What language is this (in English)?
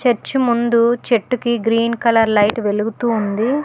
Telugu